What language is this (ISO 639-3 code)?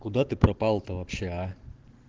rus